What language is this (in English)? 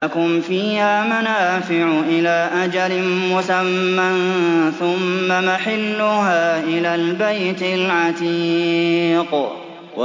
Arabic